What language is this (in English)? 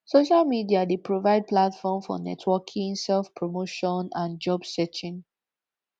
Nigerian Pidgin